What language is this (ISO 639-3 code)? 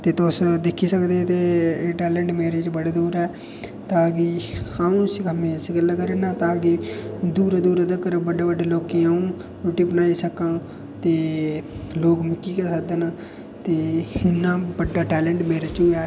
doi